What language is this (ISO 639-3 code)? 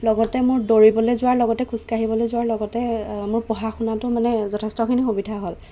asm